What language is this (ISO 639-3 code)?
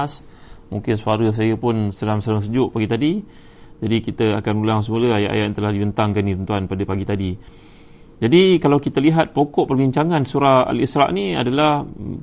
msa